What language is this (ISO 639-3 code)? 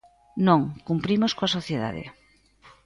glg